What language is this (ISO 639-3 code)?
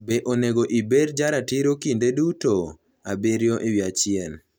luo